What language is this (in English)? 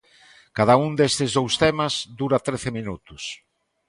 Galician